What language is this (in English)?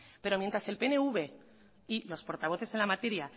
Spanish